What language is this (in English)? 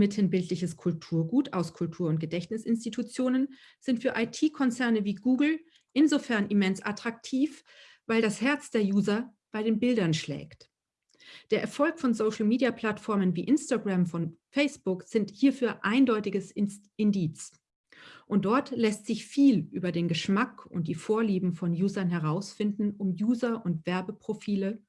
German